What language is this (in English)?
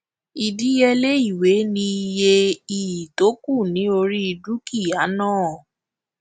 Yoruba